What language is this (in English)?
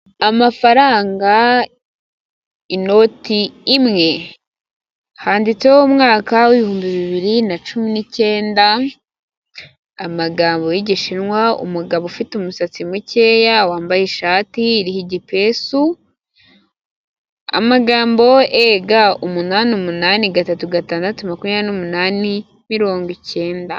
Kinyarwanda